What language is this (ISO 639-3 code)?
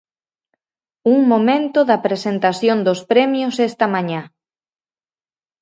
glg